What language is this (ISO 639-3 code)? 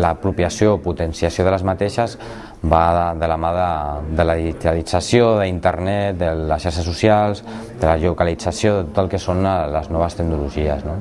cat